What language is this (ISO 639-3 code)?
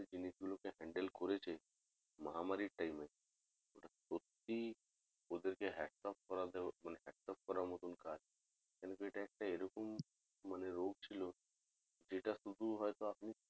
ben